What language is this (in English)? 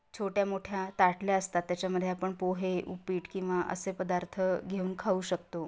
Marathi